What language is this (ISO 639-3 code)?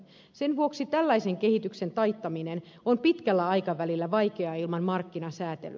fin